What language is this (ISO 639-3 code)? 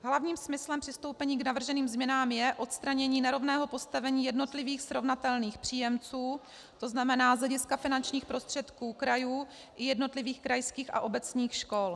ces